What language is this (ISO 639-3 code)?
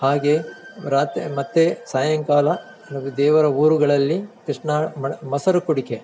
kan